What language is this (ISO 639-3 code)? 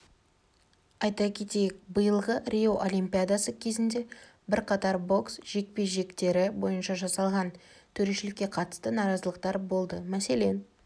kaz